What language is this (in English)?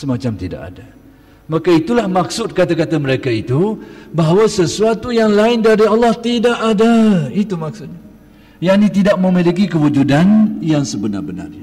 Malay